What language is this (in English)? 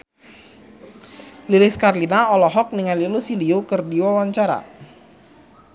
Sundanese